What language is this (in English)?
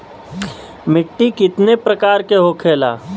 Bhojpuri